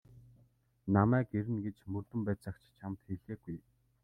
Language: Mongolian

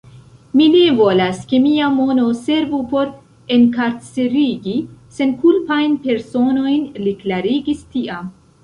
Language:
Esperanto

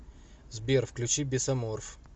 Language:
Russian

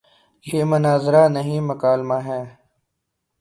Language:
Urdu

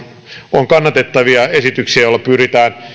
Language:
Finnish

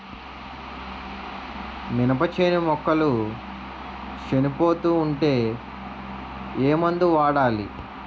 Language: Telugu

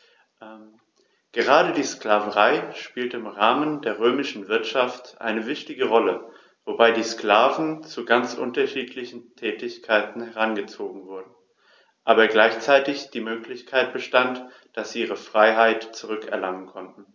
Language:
German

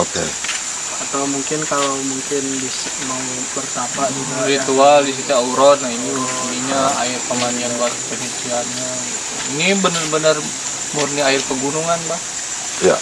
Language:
Indonesian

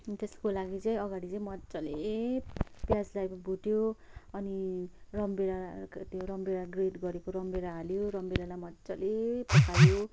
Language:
Nepali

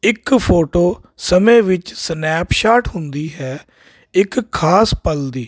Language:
Punjabi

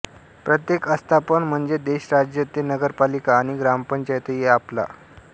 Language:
Marathi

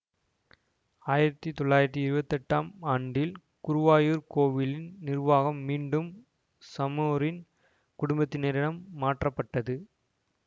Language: Tamil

